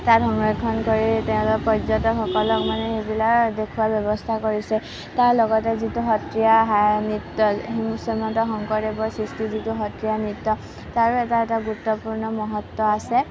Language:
Assamese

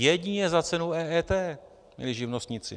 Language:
Czech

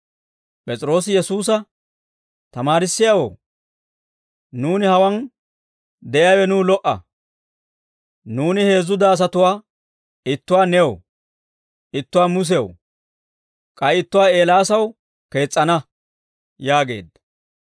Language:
Dawro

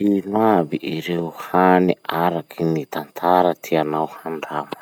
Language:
Masikoro Malagasy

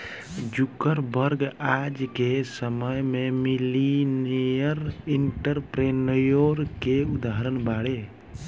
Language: Bhojpuri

